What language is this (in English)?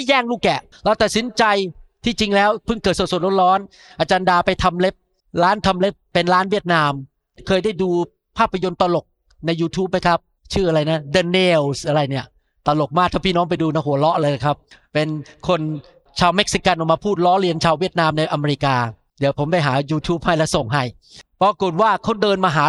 Thai